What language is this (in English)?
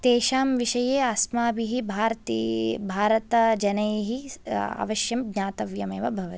Sanskrit